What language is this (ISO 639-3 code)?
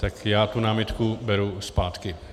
ces